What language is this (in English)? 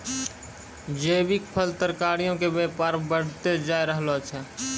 Maithili